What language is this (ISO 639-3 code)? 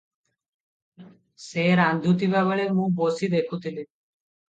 ori